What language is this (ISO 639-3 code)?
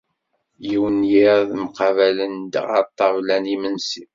kab